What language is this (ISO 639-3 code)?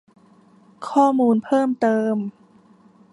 tha